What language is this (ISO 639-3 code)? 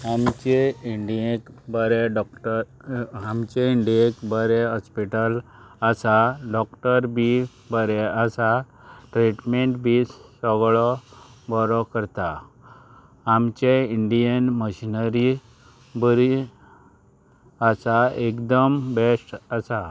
kok